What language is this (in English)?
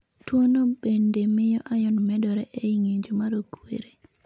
Luo (Kenya and Tanzania)